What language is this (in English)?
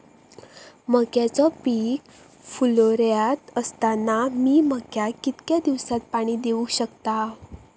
Marathi